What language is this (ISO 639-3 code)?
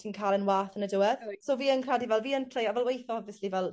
cym